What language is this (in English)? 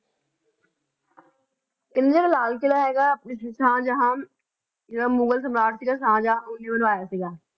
Punjabi